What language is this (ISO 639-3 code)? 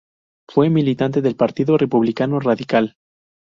spa